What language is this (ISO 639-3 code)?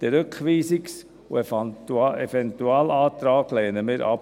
gsw